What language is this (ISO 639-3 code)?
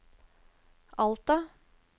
nor